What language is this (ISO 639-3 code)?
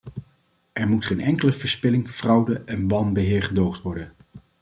nld